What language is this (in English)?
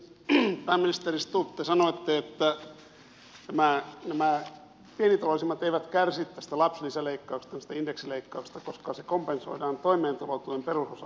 Finnish